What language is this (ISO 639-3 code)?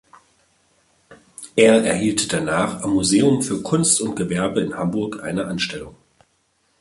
deu